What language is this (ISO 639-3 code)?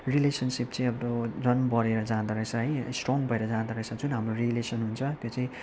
nep